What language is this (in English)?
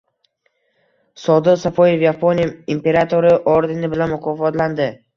Uzbek